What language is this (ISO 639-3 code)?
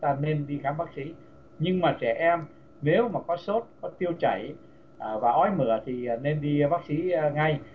vie